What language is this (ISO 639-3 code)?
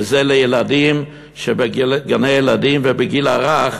heb